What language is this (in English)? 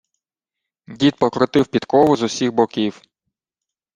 Ukrainian